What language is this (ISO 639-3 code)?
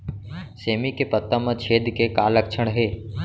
hne